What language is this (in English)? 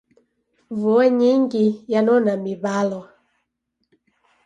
Taita